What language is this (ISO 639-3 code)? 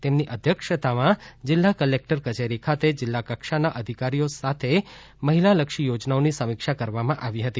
guj